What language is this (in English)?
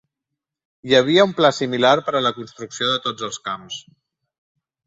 Catalan